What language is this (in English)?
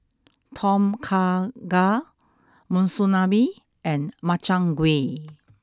English